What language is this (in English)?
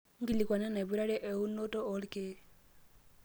Masai